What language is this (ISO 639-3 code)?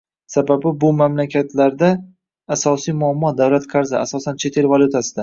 uzb